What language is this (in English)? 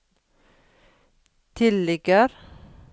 Norwegian